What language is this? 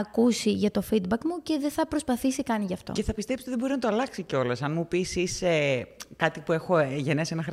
Greek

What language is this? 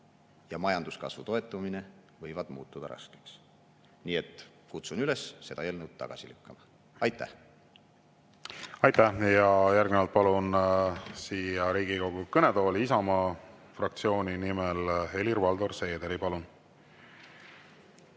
Estonian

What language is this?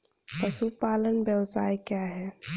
Hindi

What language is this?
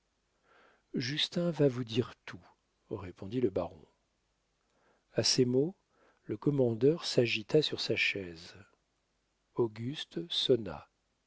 French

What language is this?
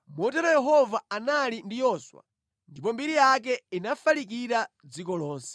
Nyanja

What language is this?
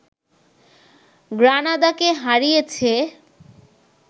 Bangla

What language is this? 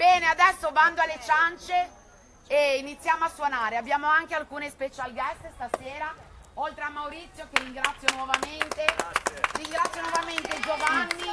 Italian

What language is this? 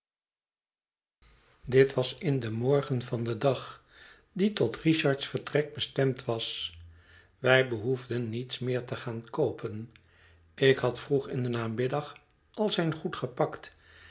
Dutch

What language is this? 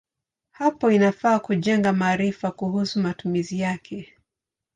Swahili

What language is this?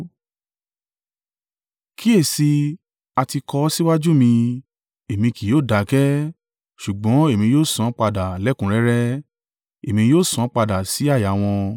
Yoruba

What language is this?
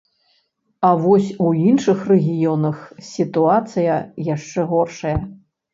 Belarusian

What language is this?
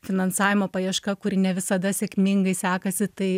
Lithuanian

